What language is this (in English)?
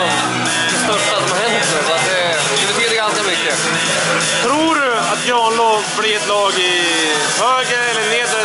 Swedish